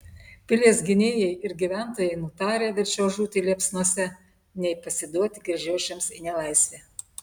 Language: Lithuanian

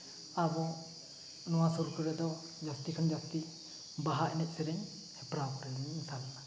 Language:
Santali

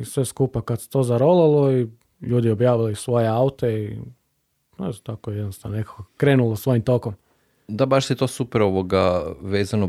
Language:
Croatian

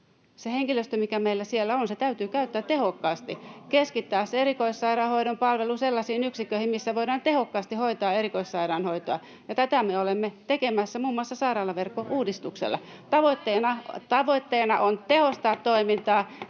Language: Finnish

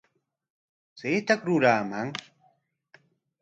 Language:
Corongo Ancash Quechua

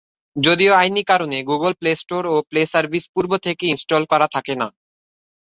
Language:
Bangla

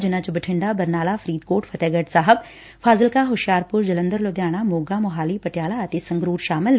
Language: Punjabi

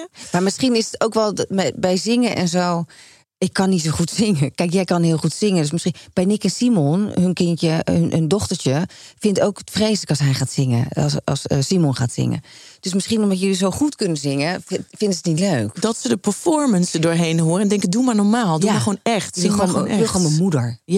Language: Dutch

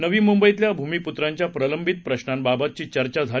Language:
Marathi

